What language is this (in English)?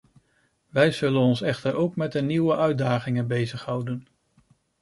Dutch